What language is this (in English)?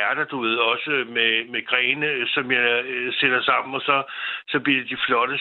Danish